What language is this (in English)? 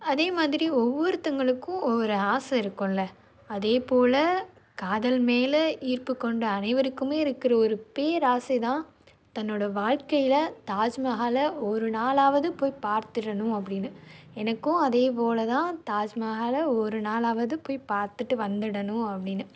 Tamil